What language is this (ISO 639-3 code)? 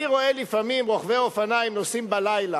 heb